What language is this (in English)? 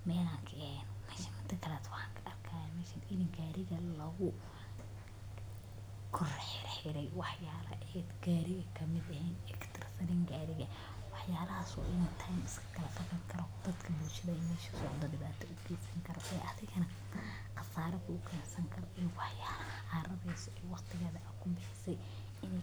Somali